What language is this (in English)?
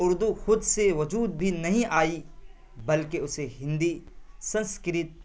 Urdu